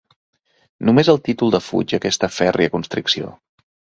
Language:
Catalan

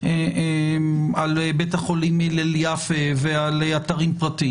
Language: Hebrew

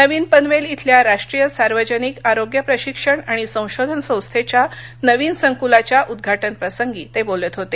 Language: Marathi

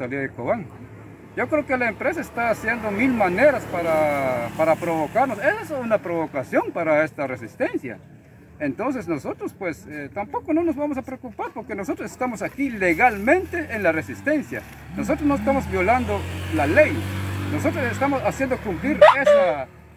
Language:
Spanish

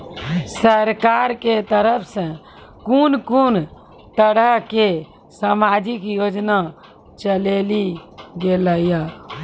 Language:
Maithili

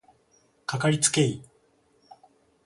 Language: Japanese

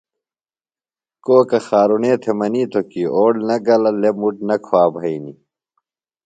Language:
Phalura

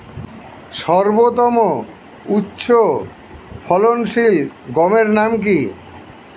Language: Bangla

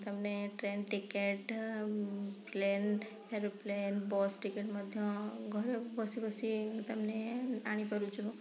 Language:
Odia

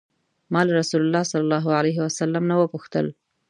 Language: Pashto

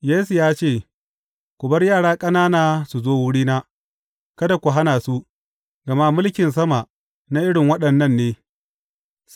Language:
Hausa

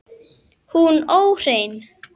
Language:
Icelandic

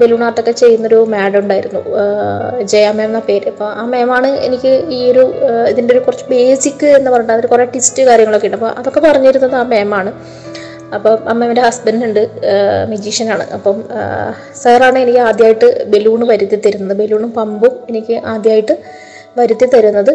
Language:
Malayalam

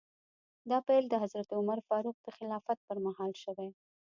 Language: Pashto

